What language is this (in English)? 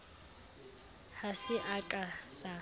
Southern Sotho